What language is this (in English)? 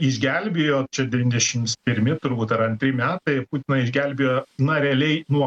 Lithuanian